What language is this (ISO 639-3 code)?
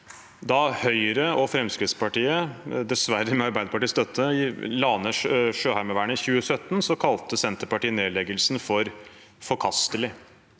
nor